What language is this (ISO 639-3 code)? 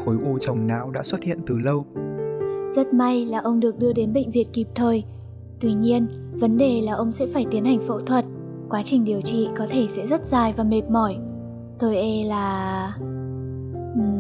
vie